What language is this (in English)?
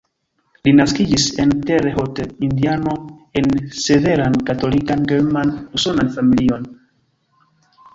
Esperanto